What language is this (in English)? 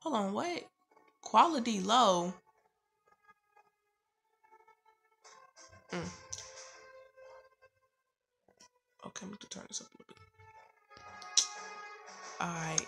English